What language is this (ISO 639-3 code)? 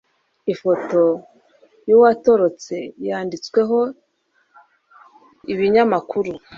kin